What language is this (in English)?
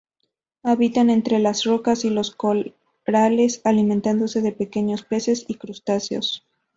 Spanish